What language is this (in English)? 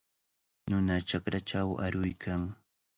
Cajatambo North Lima Quechua